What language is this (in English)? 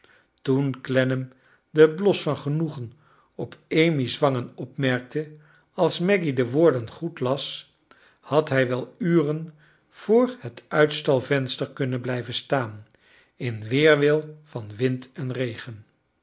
Dutch